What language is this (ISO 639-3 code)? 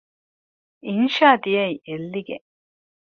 div